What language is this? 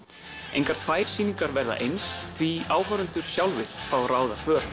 Icelandic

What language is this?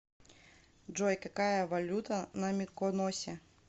Russian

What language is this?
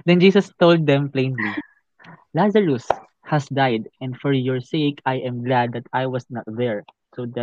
Filipino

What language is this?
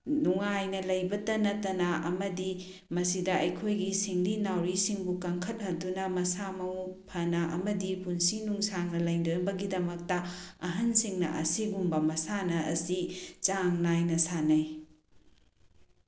Manipuri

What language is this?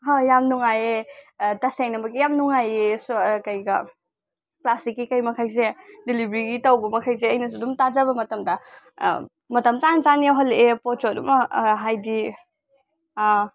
Manipuri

